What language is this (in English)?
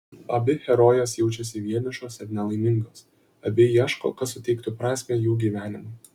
Lithuanian